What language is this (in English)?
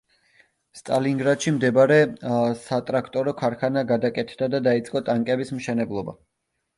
Georgian